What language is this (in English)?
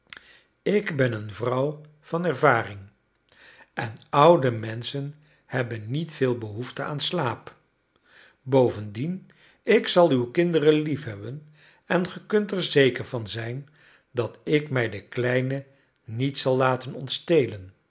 Dutch